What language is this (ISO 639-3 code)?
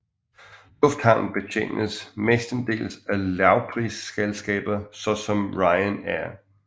dan